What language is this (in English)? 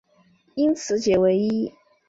Chinese